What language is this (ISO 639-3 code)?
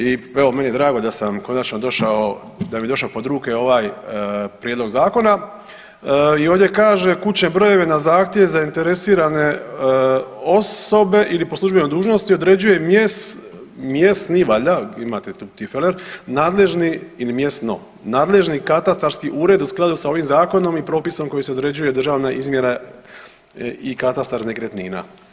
hrv